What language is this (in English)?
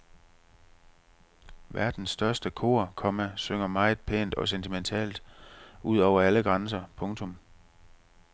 Danish